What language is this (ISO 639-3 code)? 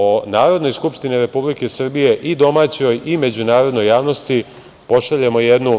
srp